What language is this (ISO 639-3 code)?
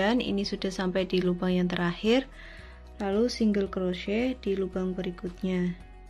ind